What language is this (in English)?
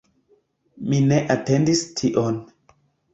Esperanto